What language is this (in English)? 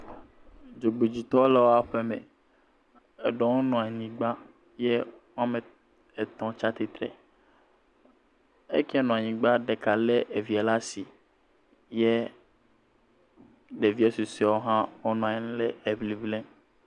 Ewe